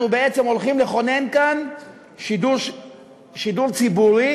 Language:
Hebrew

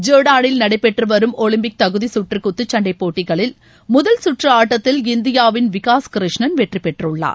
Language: Tamil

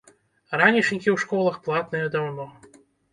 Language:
Belarusian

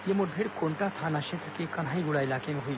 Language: Hindi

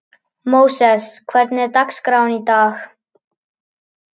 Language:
Icelandic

